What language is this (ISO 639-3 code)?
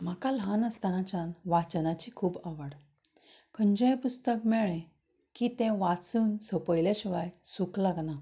kok